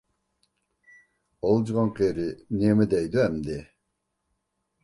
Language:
Uyghur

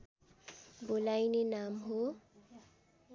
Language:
Nepali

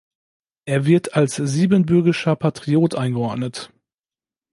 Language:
German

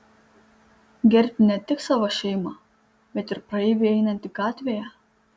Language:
Lithuanian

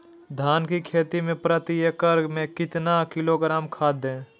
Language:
Magahi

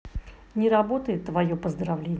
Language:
Russian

